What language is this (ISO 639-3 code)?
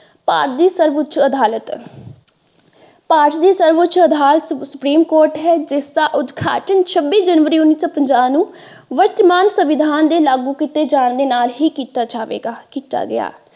pan